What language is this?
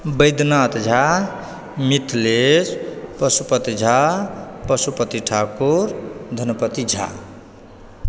Maithili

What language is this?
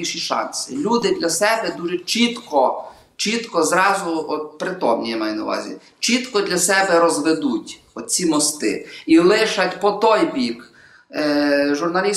Ukrainian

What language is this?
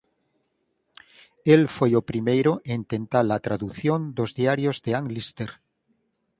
Galician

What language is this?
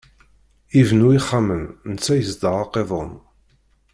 Kabyle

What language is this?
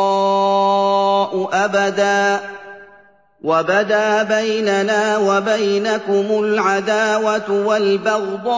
Arabic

